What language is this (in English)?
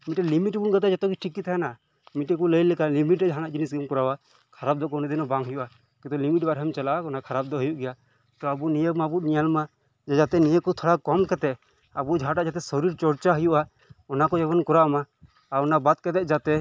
Santali